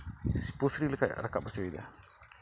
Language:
Santali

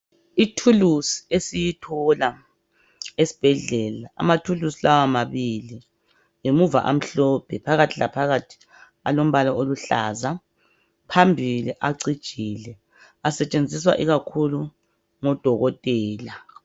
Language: North Ndebele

